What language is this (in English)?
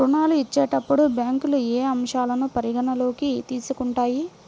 Telugu